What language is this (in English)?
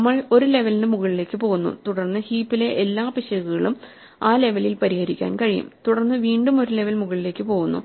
Malayalam